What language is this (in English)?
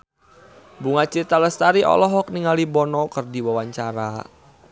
Sundanese